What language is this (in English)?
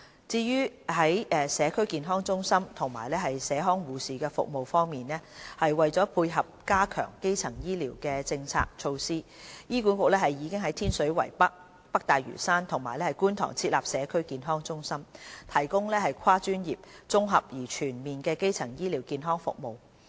Cantonese